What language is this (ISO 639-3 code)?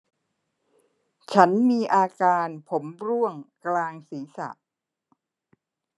tha